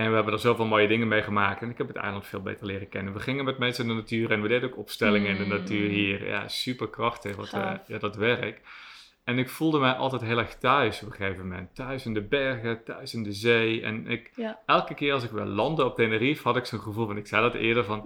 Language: Dutch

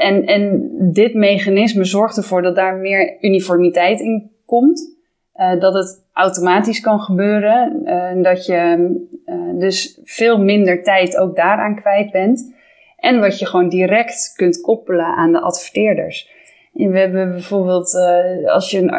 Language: Dutch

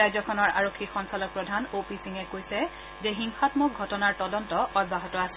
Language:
Assamese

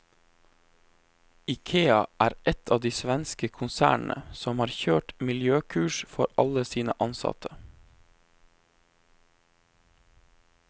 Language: Norwegian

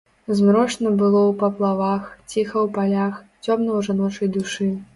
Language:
Belarusian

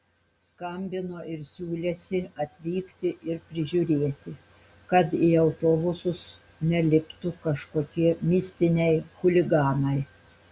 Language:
Lithuanian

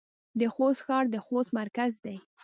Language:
Pashto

